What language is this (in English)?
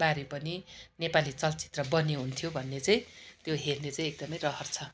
Nepali